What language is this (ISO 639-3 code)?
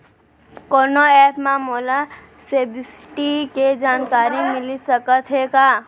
hne